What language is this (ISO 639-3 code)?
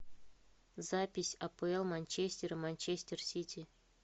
rus